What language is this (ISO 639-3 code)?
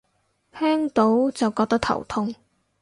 yue